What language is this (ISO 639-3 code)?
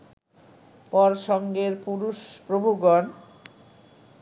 ben